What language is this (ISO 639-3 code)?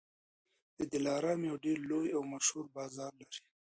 pus